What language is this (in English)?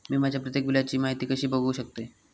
Marathi